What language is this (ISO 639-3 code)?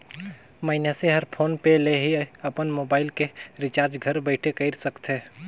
hne